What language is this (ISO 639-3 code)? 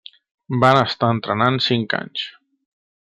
cat